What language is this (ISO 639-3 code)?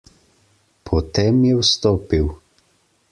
slv